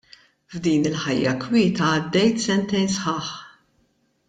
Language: Maltese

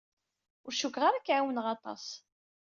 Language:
Kabyle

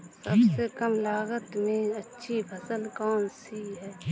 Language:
Hindi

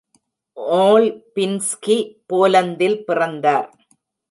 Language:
Tamil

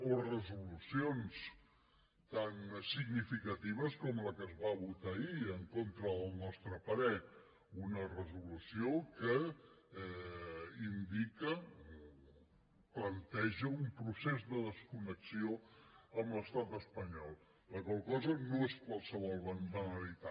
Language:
Catalan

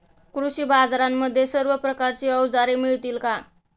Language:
Marathi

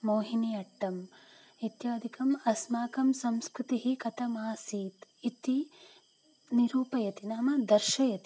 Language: Sanskrit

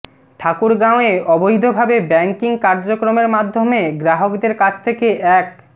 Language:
Bangla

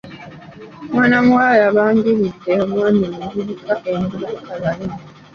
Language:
Ganda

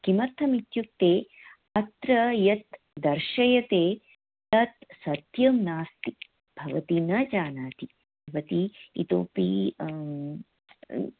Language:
Sanskrit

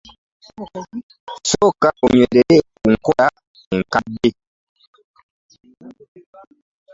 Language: Ganda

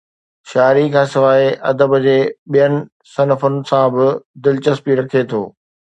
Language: Sindhi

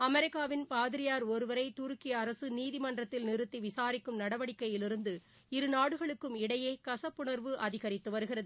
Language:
Tamil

